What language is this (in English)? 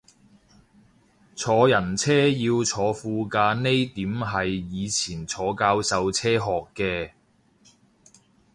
Cantonese